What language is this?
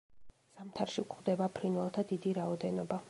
Georgian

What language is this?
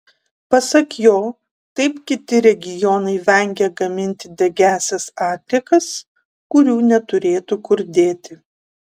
Lithuanian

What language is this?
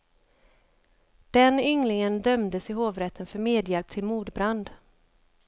Swedish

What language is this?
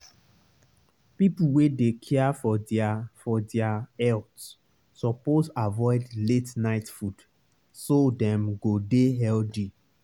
Nigerian Pidgin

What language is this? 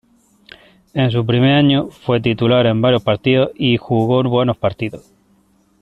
Spanish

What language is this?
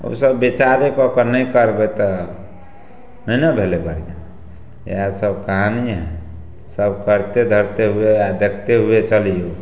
Maithili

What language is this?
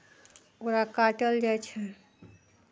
Maithili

